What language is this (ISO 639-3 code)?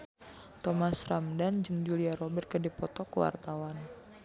sun